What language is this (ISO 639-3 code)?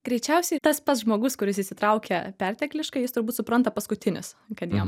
lit